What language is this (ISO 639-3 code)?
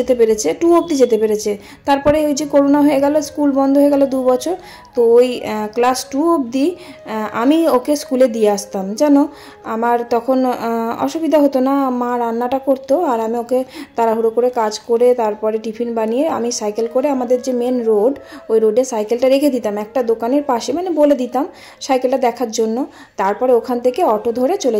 ben